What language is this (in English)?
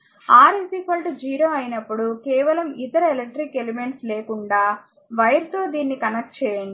Telugu